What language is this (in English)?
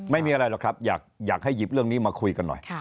Thai